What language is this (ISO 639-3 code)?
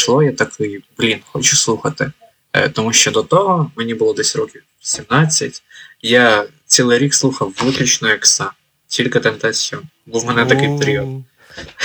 ukr